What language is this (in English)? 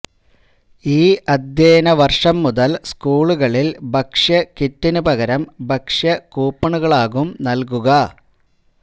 Malayalam